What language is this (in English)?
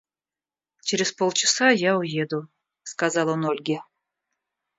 Russian